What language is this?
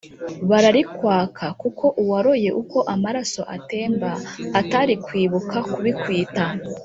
Kinyarwanda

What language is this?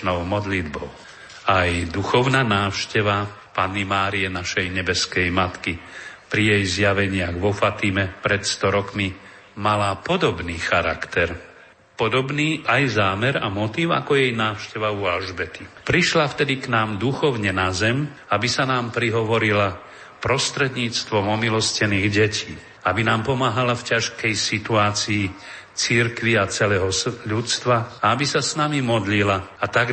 Slovak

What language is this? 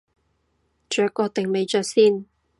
Cantonese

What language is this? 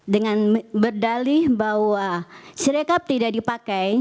Indonesian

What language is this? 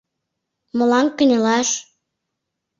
Mari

